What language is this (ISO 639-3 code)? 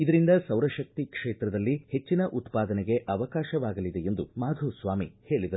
kan